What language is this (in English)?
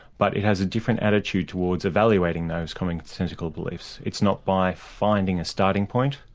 English